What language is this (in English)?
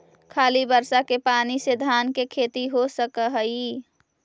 Magahi